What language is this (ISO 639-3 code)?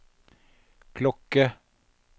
nor